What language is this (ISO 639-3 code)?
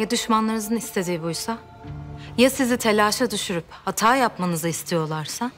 tur